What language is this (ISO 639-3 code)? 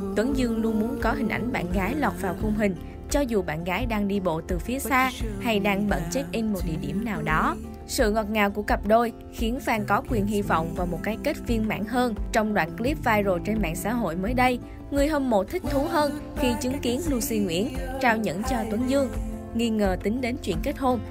vie